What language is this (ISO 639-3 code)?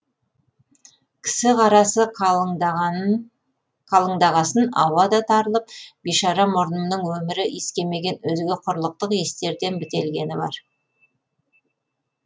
kaz